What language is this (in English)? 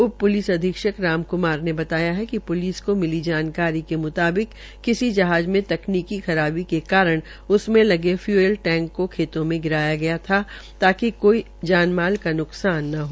Hindi